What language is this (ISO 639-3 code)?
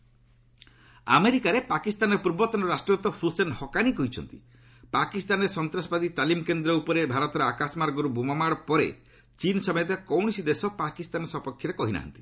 ori